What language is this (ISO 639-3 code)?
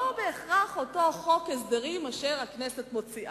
heb